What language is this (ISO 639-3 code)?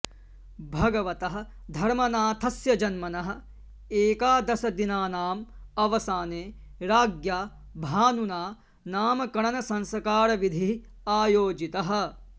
san